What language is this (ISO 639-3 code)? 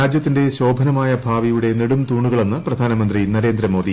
mal